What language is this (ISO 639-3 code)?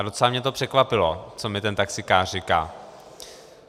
ces